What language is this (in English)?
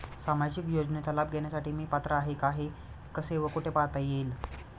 Marathi